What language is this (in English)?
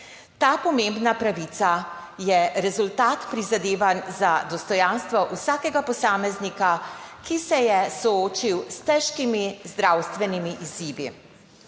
Slovenian